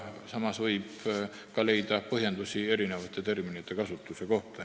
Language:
Estonian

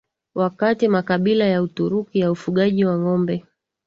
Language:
Swahili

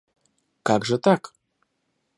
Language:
Russian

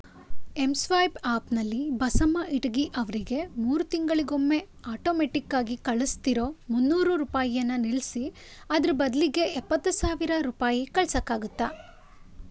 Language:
Kannada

